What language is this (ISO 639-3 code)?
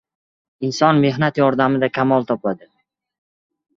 uzb